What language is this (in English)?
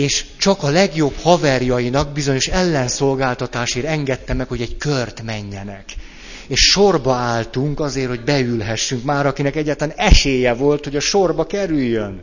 Hungarian